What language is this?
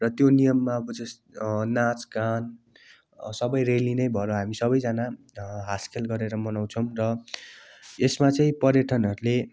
Nepali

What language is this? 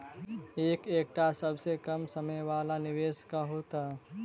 Maithili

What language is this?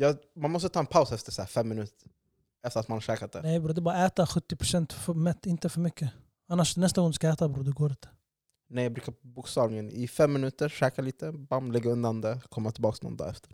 Swedish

